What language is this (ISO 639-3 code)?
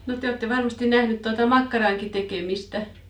fin